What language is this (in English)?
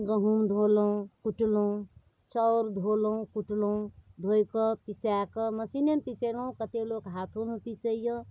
Maithili